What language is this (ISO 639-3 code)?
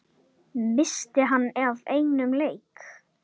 isl